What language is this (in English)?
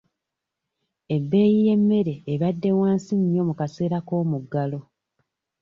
Ganda